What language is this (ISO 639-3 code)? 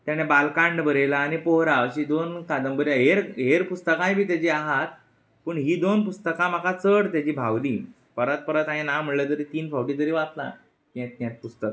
kok